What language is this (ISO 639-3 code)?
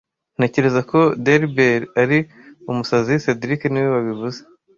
kin